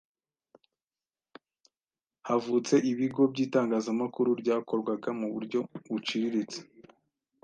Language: Kinyarwanda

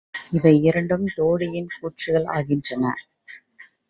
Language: Tamil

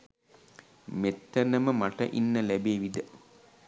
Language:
Sinhala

